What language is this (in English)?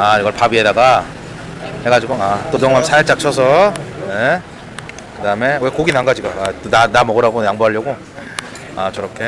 Korean